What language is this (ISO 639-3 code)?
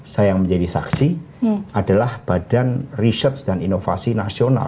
ind